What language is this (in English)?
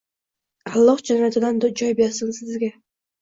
Uzbek